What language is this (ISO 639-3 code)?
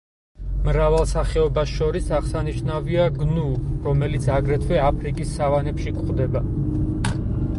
kat